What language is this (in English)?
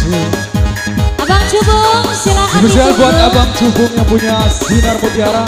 Indonesian